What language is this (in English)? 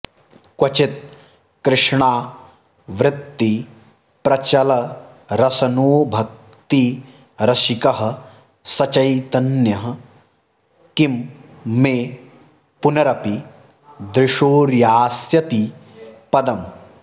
Sanskrit